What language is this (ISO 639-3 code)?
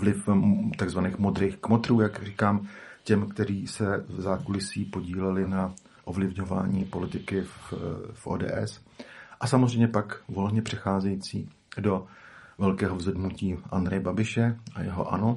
ces